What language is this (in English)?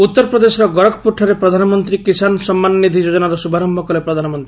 Odia